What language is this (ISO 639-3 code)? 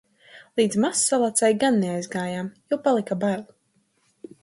lav